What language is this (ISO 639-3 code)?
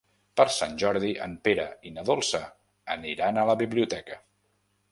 cat